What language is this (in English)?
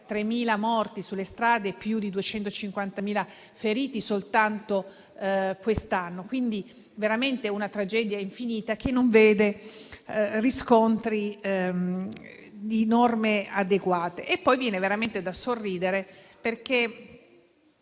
Italian